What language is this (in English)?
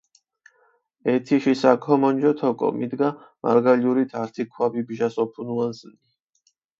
Mingrelian